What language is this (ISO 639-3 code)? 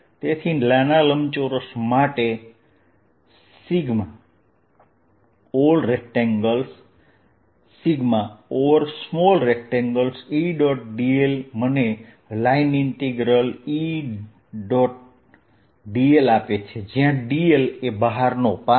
guj